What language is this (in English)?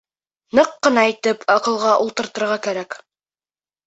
Bashkir